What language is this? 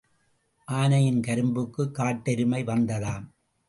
Tamil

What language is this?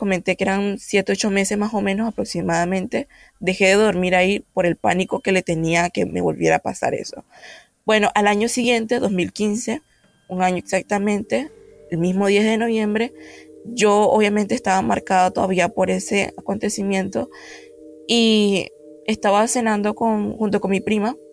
Spanish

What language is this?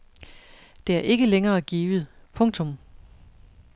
Danish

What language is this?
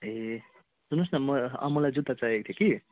Nepali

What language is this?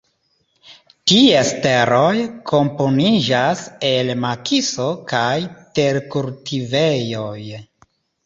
Esperanto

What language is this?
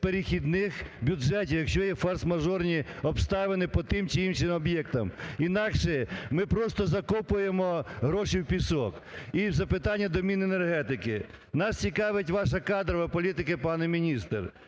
Ukrainian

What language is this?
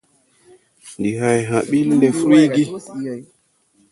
Tupuri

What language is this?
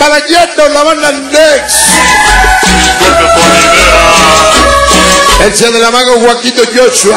Spanish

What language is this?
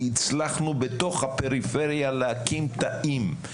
Hebrew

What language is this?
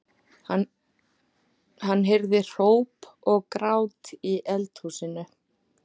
Icelandic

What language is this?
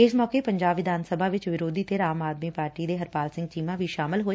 Punjabi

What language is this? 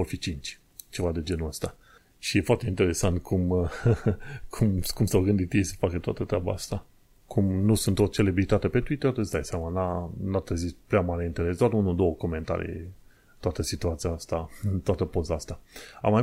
Romanian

